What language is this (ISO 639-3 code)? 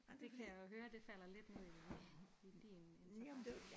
dan